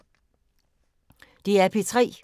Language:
Danish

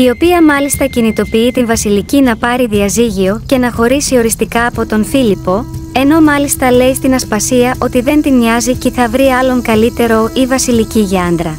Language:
Greek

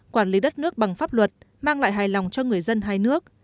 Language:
Vietnamese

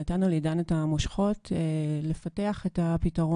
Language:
Hebrew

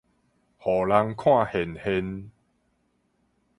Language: Min Nan Chinese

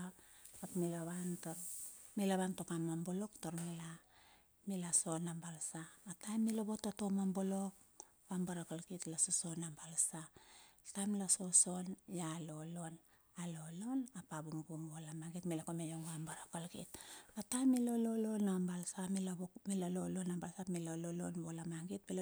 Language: Bilur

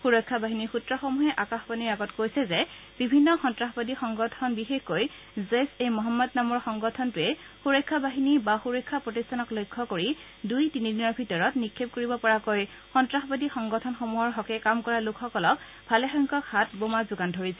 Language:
Assamese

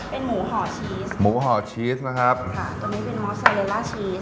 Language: Thai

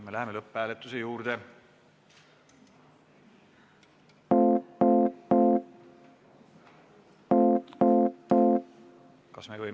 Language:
Estonian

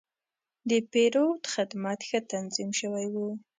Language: Pashto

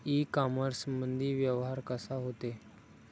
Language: Marathi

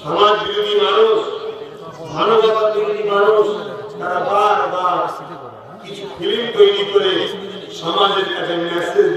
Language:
Turkish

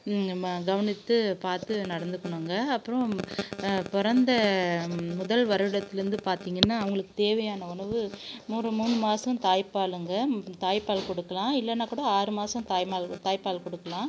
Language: Tamil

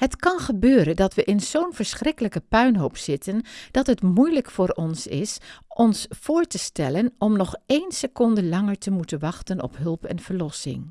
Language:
Dutch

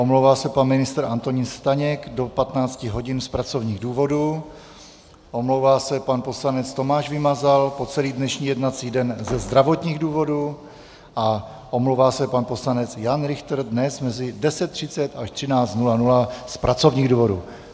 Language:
Czech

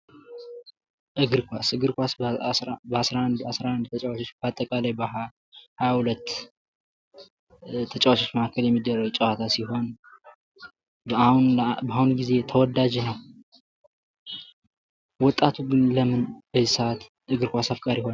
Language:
Amharic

